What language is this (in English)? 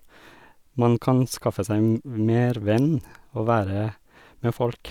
Norwegian